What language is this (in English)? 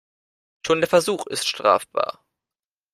German